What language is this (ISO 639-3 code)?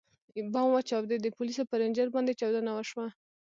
pus